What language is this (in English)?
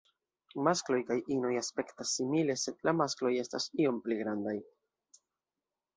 Esperanto